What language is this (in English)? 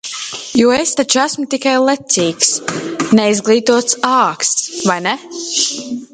Latvian